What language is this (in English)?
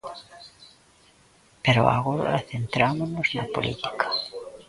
Galician